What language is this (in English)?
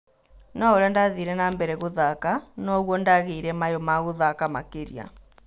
Kikuyu